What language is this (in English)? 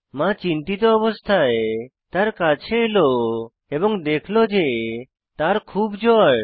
Bangla